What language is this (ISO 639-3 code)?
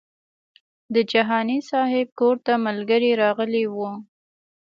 pus